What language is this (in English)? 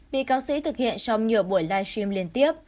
Vietnamese